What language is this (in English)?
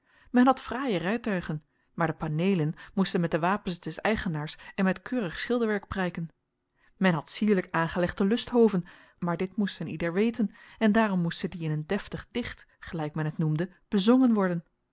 Dutch